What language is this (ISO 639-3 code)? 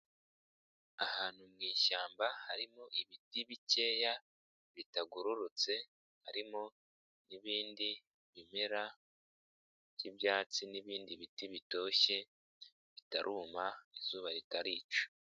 kin